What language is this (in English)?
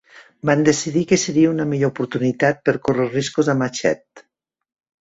Catalan